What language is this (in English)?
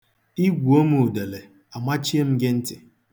Igbo